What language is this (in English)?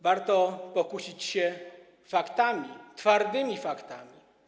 Polish